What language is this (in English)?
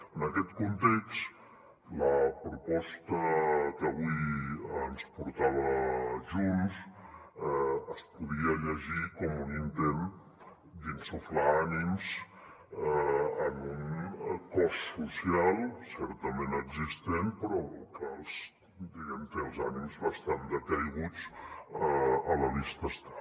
Catalan